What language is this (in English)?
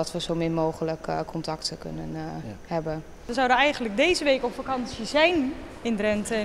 Dutch